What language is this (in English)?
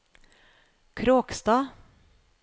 Norwegian